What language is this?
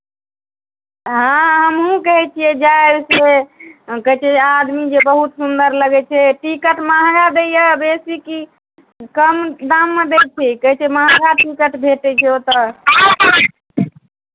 Maithili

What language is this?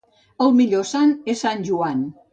Catalan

